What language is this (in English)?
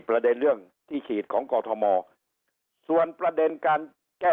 Thai